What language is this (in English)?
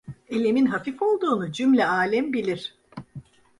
Turkish